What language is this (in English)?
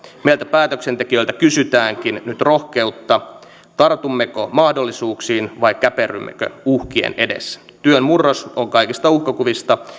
Finnish